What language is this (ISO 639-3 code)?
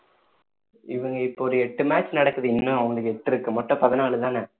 tam